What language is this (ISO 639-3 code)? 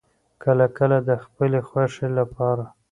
pus